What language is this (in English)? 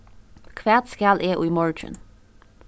Faroese